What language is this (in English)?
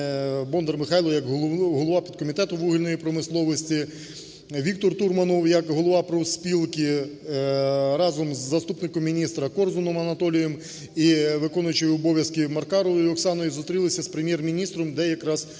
Ukrainian